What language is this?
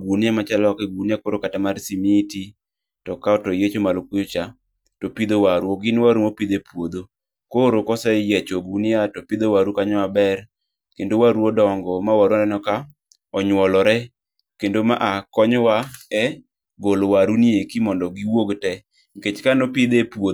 Luo (Kenya and Tanzania)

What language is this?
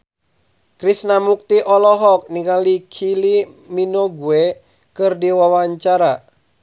Sundanese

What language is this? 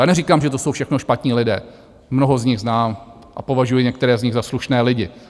Czech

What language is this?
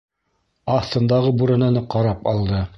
Bashkir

